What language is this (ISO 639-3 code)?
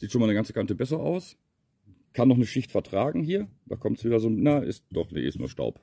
deu